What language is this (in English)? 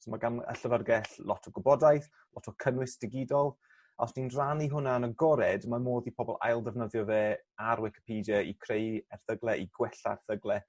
Welsh